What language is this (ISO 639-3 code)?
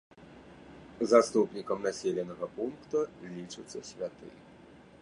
bel